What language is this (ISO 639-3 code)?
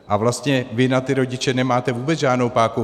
ces